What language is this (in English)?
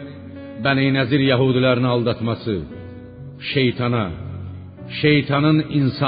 Persian